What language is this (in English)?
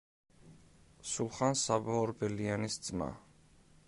Georgian